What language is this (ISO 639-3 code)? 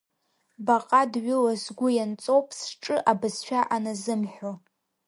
abk